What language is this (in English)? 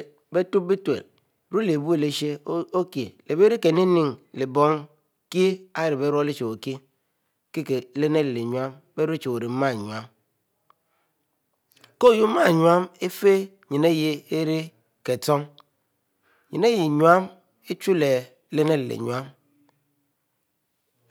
Mbe